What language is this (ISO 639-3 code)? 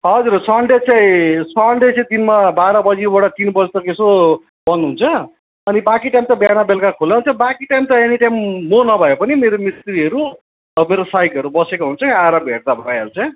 nep